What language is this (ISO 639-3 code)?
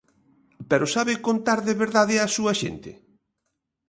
glg